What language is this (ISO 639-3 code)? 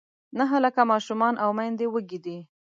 pus